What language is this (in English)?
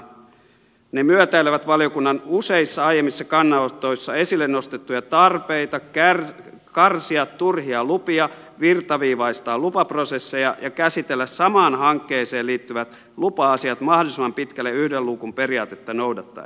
Finnish